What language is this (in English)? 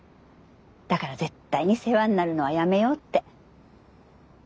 Japanese